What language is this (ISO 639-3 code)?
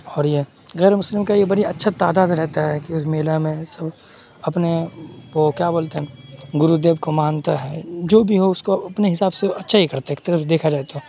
urd